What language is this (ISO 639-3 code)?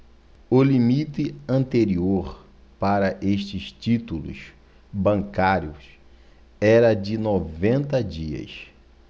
por